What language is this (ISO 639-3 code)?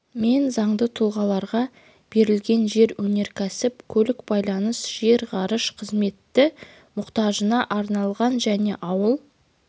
kaz